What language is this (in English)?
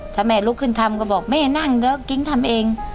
Thai